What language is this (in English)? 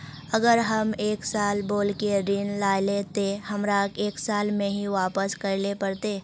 Magahi